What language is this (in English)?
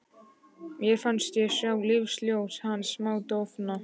Icelandic